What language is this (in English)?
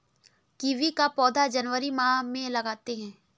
Hindi